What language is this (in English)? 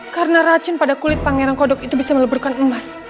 Indonesian